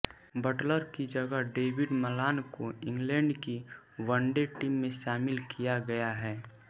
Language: Hindi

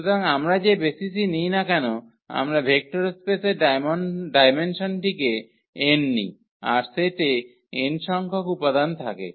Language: Bangla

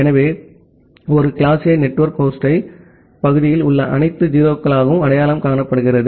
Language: Tamil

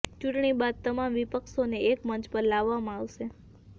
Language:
Gujarati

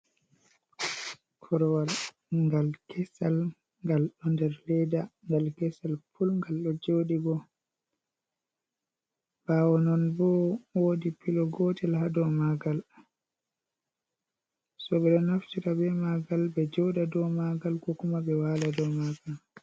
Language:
Fula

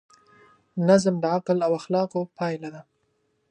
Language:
Pashto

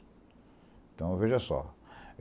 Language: Portuguese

